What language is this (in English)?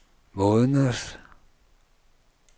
Danish